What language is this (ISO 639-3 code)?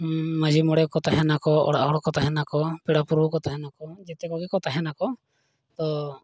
sat